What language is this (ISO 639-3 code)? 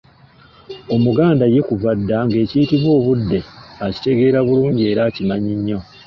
lug